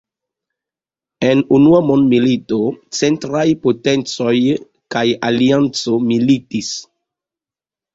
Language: Esperanto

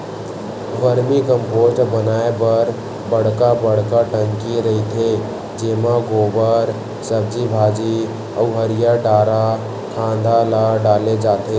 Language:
Chhattisgarhi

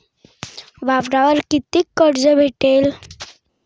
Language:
Marathi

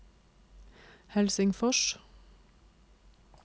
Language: Norwegian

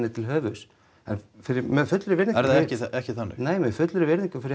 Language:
Icelandic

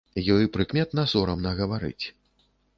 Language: Belarusian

